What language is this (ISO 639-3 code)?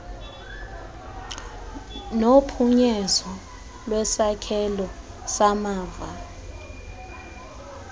xho